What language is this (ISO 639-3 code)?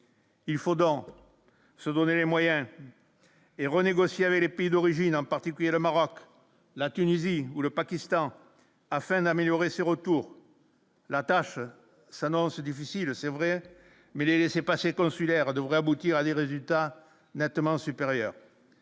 fra